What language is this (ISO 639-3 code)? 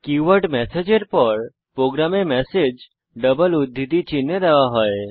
ben